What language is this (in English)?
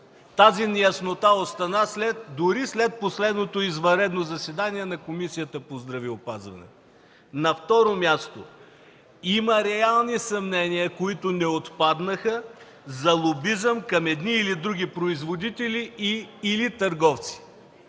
Bulgarian